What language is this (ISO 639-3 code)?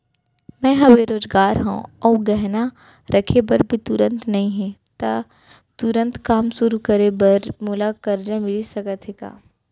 hne